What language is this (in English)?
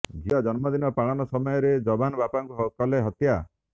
Odia